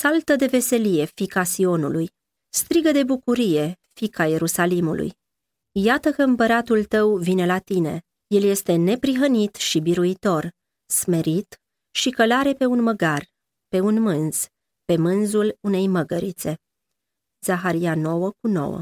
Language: Romanian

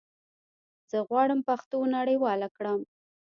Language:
Pashto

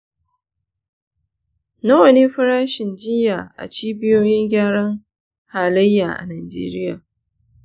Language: Hausa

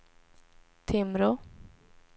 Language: Swedish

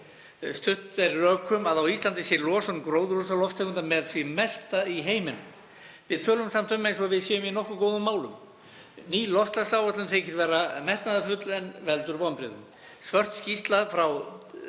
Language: Icelandic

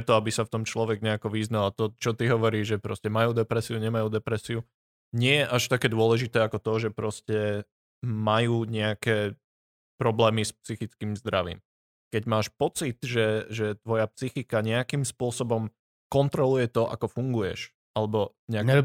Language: Slovak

